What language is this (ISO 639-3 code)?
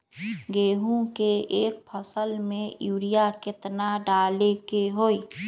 mag